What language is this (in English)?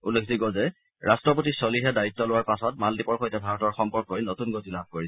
Assamese